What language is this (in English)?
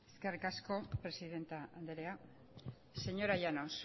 Basque